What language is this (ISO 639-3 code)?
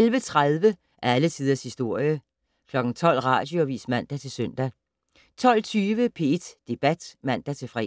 dan